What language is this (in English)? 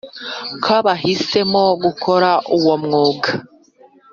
Kinyarwanda